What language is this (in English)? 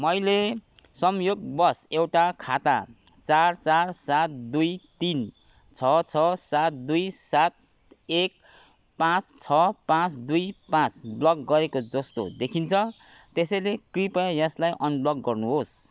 Nepali